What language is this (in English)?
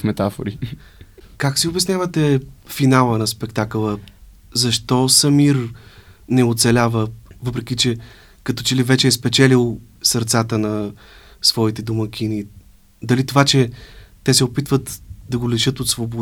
Bulgarian